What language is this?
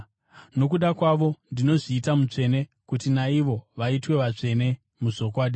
Shona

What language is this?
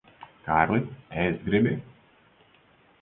Latvian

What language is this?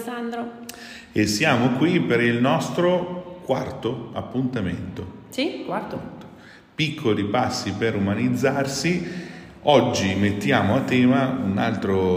Italian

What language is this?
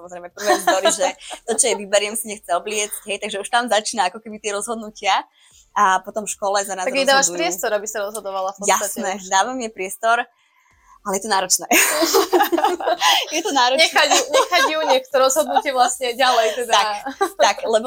Slovak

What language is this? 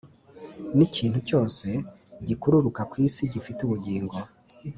Kinyarwanda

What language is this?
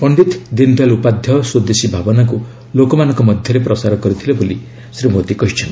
Odia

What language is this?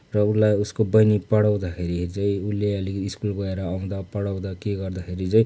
Nepali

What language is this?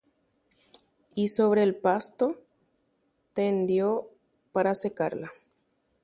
Guarani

